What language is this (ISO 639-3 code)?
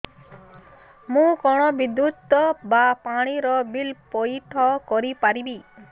ori